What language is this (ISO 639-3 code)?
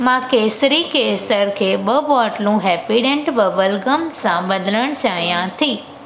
snd